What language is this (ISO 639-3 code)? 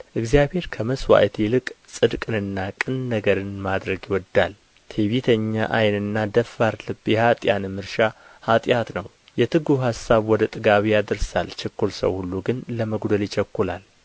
amh